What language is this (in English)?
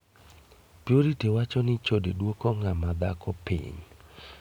Luo (Kenya and Tanzania)